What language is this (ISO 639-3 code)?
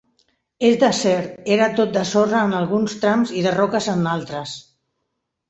cat